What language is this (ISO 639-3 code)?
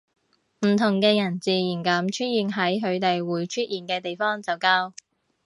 yue